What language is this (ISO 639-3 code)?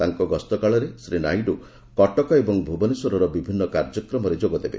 ori